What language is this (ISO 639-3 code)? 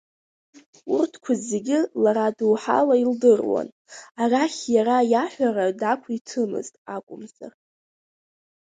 abk